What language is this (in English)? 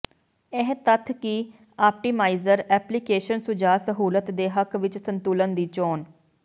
Punjabi